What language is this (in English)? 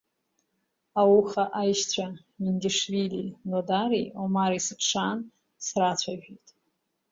Abkhazian